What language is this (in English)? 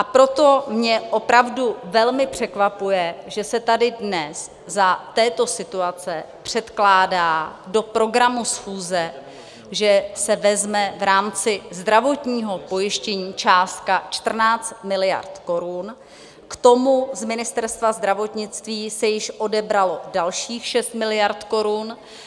Czech